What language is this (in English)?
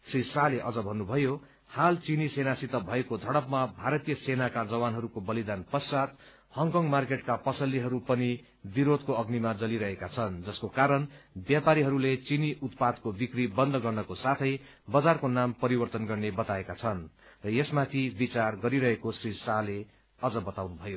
Nepali